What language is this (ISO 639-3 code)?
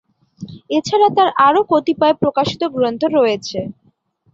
ben